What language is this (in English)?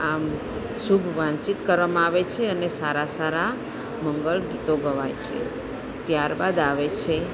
Gujarati